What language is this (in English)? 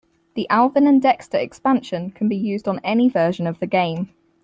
English